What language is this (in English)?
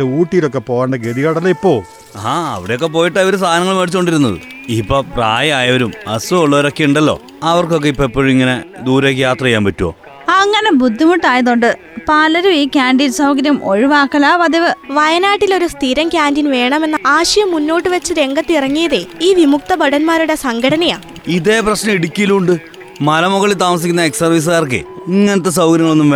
Malayalam